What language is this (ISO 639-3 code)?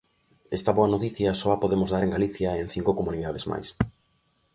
glg